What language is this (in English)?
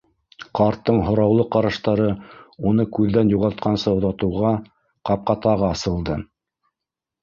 Bashkir